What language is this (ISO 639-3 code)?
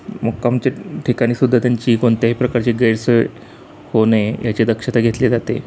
mar